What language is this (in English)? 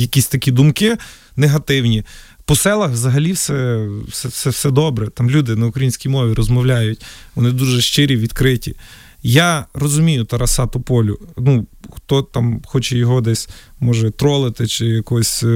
Ukrainian